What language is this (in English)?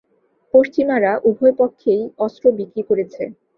Bangla